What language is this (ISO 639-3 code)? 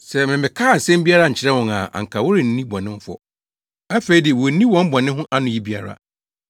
aka